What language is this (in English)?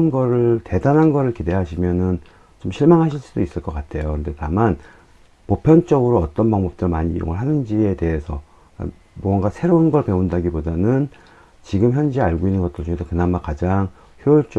Korean